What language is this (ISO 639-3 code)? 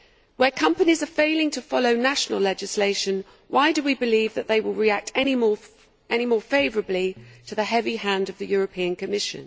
eng